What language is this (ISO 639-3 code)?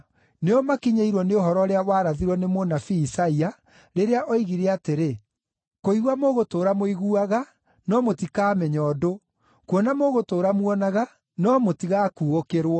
kik